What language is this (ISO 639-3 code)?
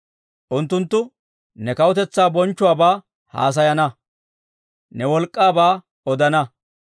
dwr